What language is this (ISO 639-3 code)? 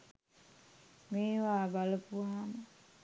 sin